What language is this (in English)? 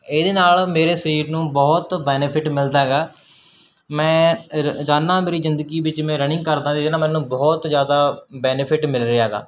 Punjabi